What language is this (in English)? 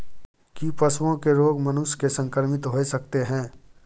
Maithili